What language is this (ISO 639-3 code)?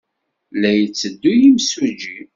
kab